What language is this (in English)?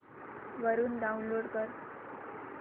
Marathi